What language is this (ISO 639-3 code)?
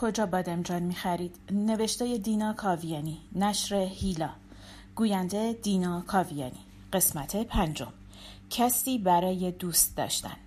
fas